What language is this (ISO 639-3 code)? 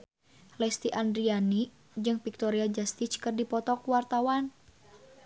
sun